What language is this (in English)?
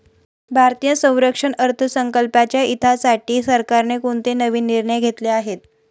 Marathi